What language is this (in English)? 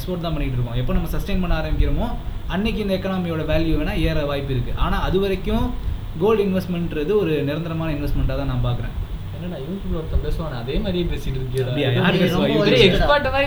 Tamil